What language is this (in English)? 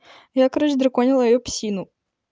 Russian